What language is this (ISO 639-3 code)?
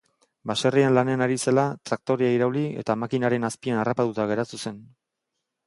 eus